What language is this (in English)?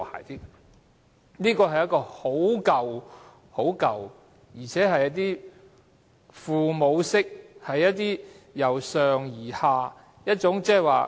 Cantonese